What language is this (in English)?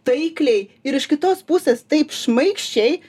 Lithuanian